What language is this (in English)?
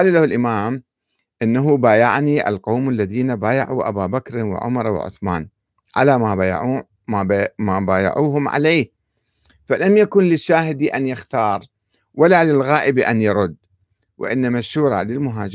Arabic